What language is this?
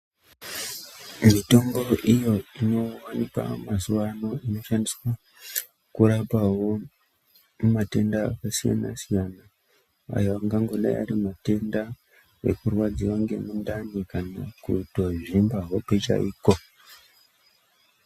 Ndau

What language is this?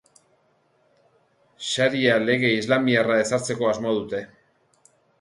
Basque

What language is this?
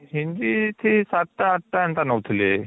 Odia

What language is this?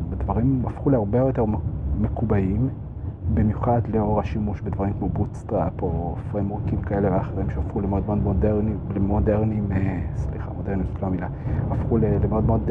Hebrew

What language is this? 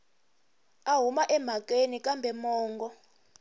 Tsonga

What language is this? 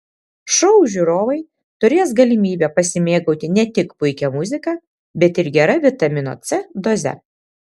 Lithuanian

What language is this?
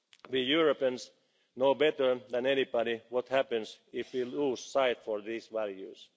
English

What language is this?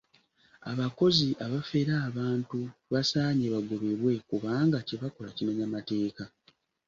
Ganda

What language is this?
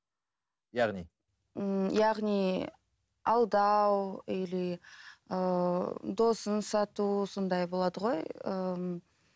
Kazakh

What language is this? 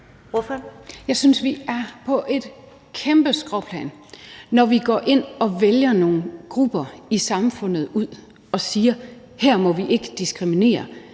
Danish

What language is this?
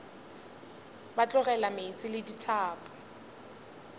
Northern Sotho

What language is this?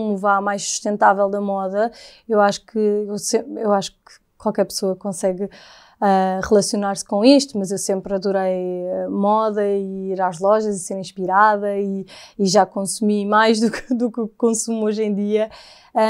Portuguese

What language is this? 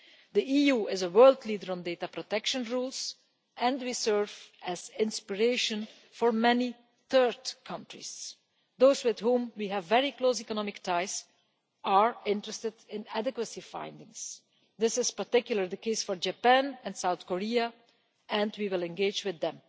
English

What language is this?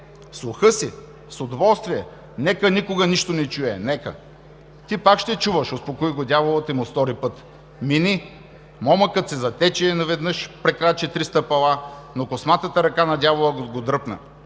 Bulgarian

